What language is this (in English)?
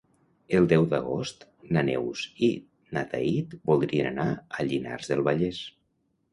Catalan